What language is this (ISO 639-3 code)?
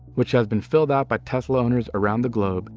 eng